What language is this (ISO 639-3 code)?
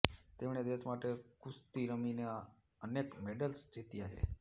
guj